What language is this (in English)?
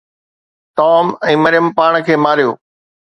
Sindhi